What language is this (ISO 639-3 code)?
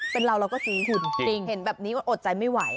tha